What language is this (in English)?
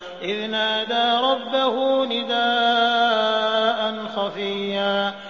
Arabic